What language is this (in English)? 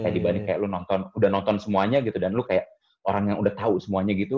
Indonesian